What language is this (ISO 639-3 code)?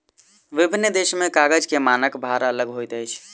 mai